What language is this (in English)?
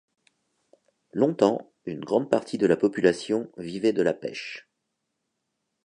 French